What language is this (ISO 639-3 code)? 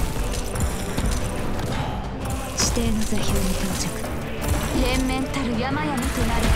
jpn